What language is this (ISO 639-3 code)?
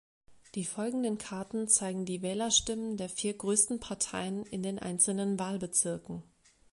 deu